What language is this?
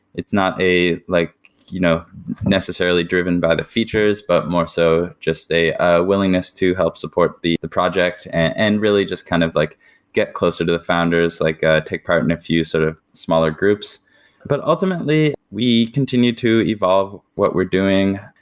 English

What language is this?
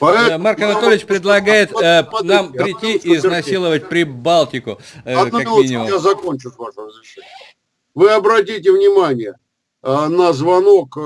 Russian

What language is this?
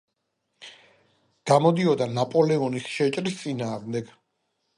Georgian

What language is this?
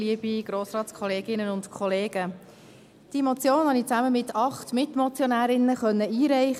Swiss German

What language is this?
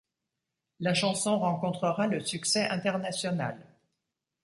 French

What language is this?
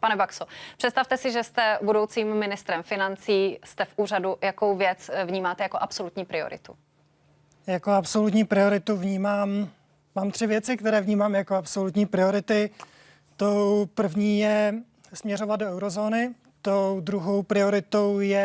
Czech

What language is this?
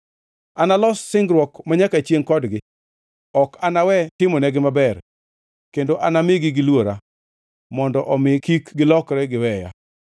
Luo (Kenya and Tanzania)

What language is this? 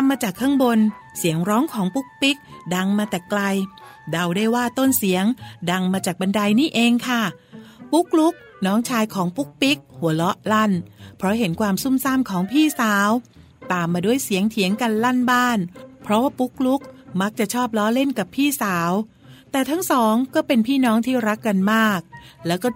Thai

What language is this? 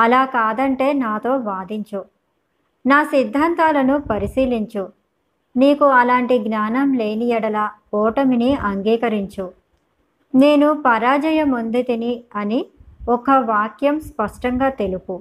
Telugu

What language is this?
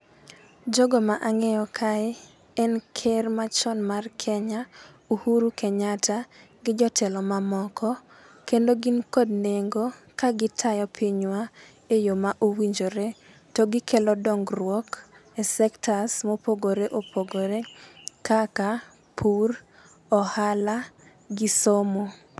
Luo (Kenya and Tanzania)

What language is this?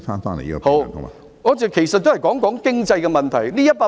Cantonese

